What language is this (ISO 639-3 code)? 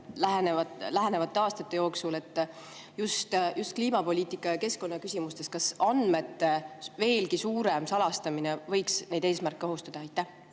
est